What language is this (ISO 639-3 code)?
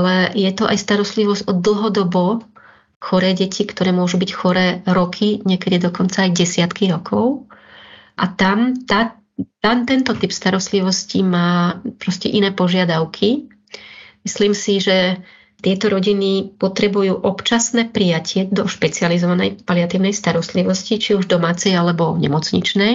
slk